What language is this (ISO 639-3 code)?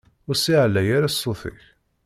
kab